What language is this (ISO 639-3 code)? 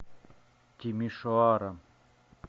rus